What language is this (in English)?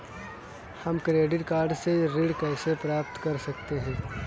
Hindi